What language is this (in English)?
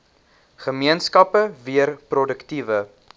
Afrikaans